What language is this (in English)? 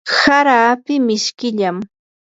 Yanahuanca Pasco Quechua